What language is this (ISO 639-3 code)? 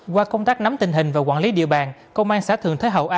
vie